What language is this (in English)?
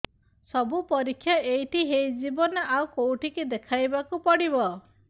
Odia